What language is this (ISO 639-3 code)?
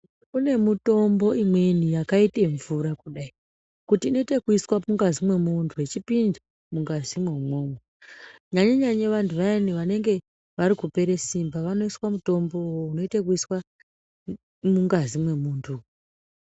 ndc